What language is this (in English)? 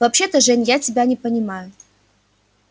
Russian